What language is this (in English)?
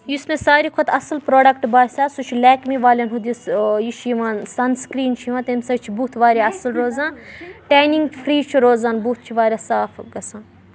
Kashmiri